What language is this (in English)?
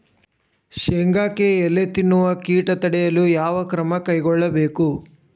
Kannada